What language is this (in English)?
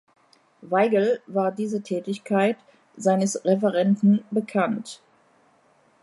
German